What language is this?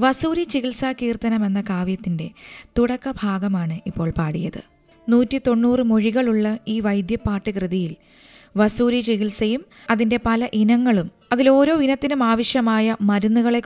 Malayalam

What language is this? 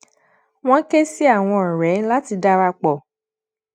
Yoruba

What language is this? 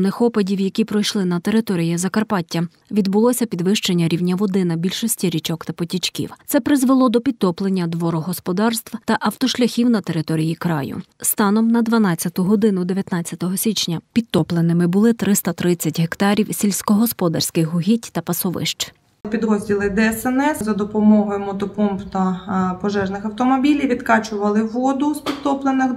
Ukrainian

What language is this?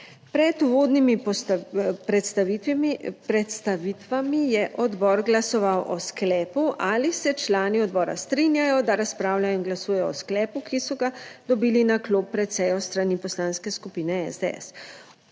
Slovenian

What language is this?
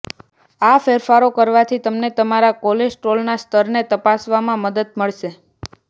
Gujarati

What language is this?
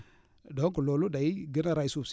Wolof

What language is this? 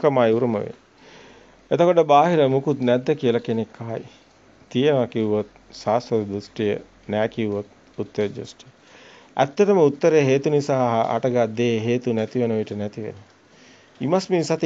Italian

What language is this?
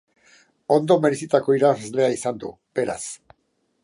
Basque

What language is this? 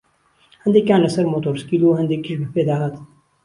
Central Kurdish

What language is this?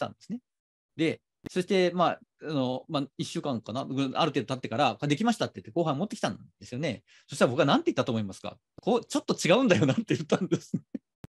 Japanese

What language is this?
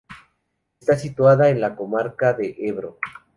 Spanish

